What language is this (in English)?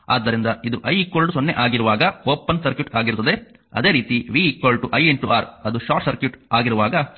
Kannada